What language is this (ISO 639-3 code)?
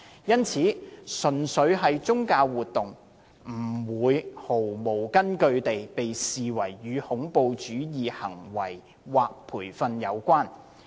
yue